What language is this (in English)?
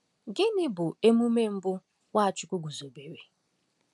Igbo